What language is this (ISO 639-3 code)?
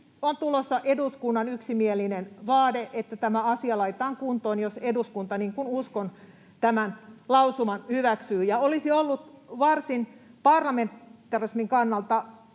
fin